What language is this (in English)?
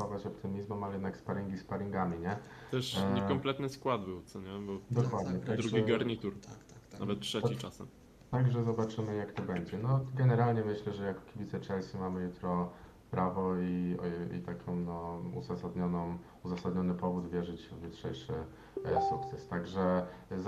Polish